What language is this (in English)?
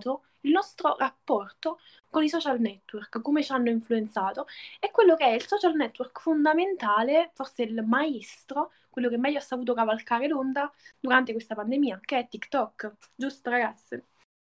Italian